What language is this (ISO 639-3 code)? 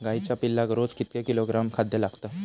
mar